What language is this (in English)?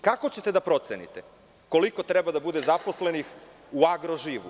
Serbian